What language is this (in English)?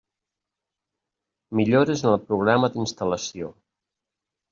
Catalan